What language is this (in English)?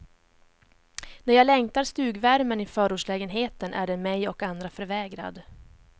Swedish